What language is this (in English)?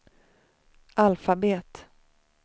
Swedish